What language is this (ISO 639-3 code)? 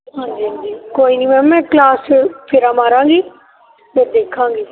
pan